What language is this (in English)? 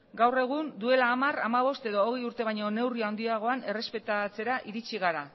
Basque